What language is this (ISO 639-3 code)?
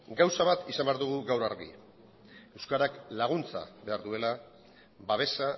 eus